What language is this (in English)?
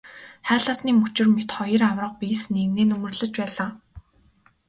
Mongolian